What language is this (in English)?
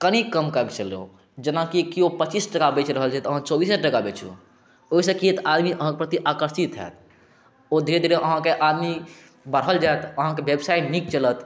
Maithili